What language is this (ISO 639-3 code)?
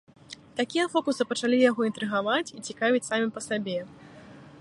bel